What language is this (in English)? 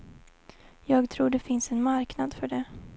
Swedish